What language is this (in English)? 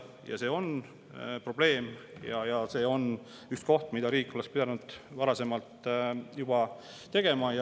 Estonian